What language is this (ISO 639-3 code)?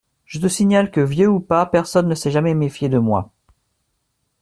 fra